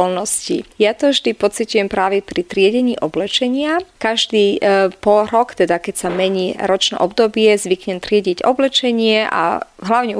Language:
Slovak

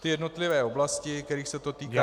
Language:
Czech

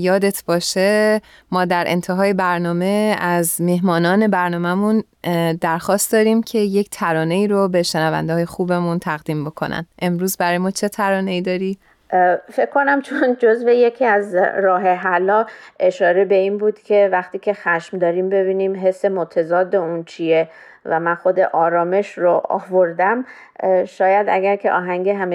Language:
Persian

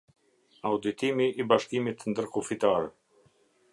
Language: Albanian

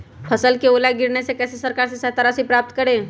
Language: Magahi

